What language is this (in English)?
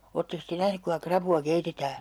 Finnish